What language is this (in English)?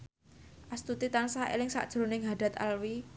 Javanese